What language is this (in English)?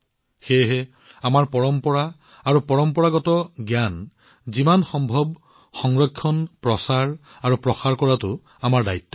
Assamese